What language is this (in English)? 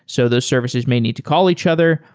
English